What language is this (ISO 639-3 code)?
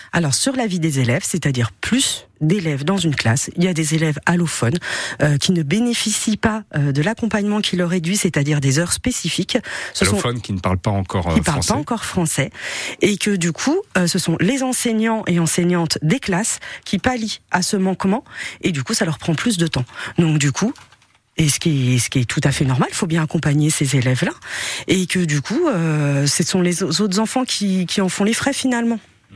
fra